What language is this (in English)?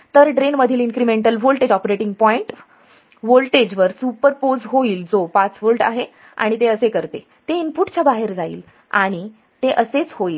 Marathi